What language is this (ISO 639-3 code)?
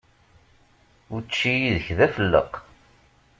kab